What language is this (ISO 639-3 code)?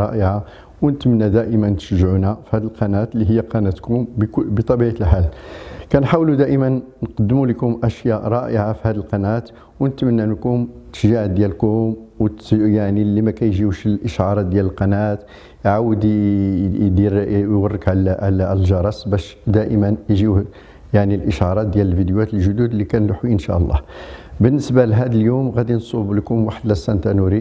ara